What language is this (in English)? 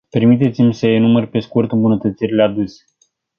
Romanian